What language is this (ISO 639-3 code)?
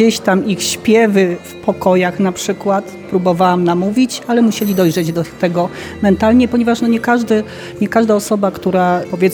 pol